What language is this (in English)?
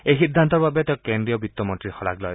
Assamese